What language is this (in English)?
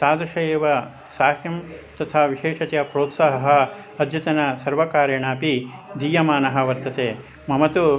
Sanskrit